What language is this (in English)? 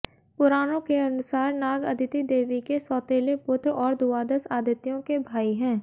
Hindi